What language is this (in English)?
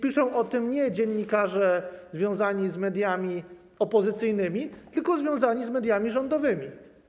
Polish